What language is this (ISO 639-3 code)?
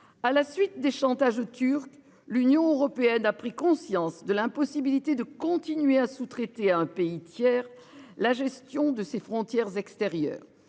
fra